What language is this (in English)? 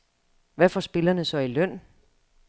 Danish